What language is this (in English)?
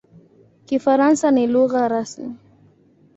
Swahili